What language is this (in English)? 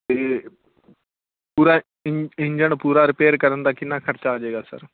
Punjabi